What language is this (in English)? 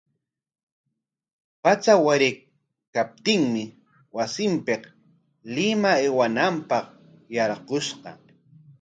Corongo Ancash Quechua